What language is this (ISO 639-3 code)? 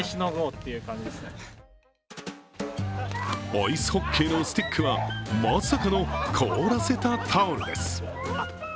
jpn